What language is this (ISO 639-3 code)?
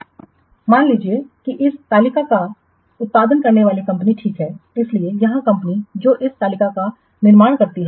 hin